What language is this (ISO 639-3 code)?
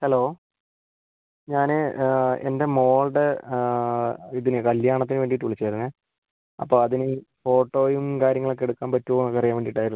mal